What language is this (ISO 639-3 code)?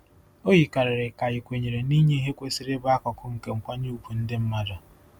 ibo